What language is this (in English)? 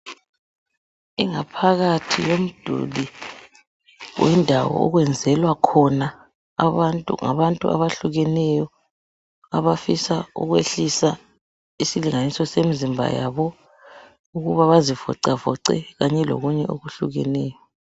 North Ndebele